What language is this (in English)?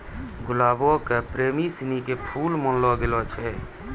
Maithili